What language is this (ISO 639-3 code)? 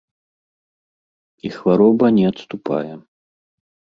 bel